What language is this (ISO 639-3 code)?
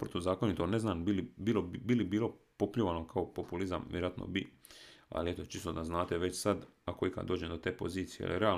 hrv